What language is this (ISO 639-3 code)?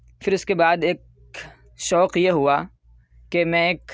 urd